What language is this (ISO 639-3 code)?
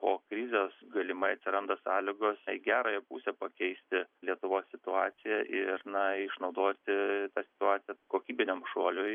lit